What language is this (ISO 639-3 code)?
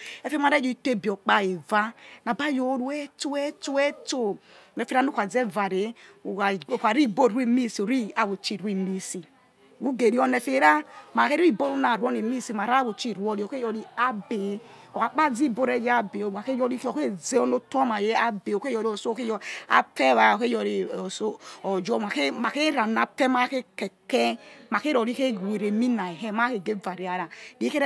ets